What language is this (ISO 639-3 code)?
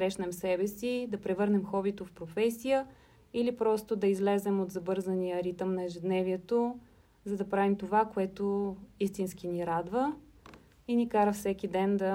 bul